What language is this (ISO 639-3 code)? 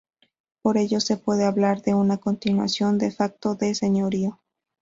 spa